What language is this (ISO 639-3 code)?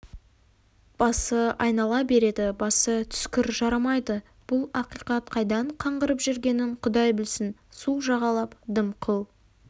kaz